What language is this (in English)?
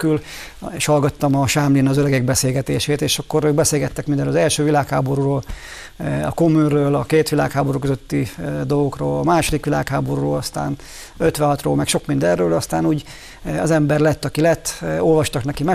Hungarian